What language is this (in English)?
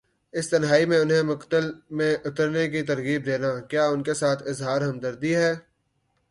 Urdu